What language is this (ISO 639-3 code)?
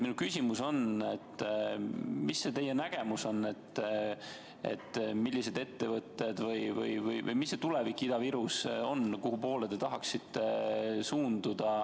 est